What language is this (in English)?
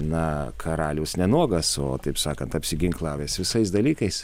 Lithuanian